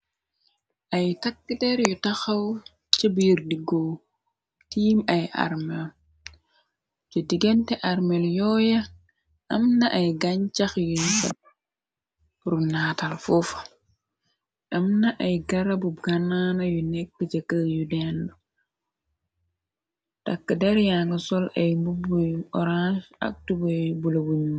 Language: Wolof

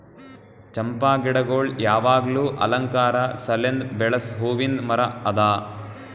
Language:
Kannada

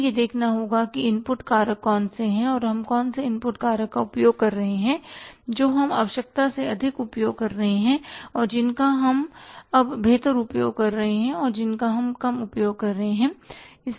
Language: Hindi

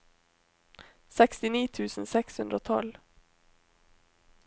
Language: Norwegian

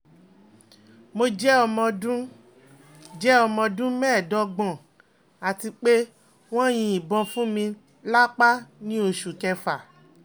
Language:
Yoruba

